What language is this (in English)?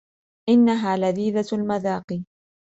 Arabic